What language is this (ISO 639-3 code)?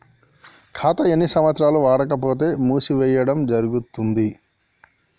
tel